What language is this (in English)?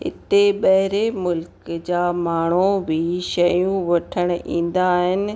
Sindhi